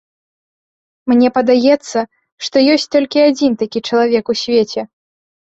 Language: Belarusian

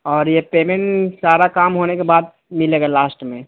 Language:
Urdu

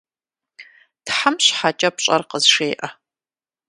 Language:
Kabardian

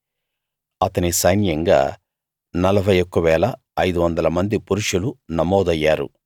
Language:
Telugu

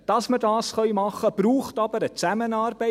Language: Swiss German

